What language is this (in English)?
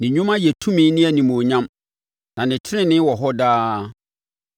Akan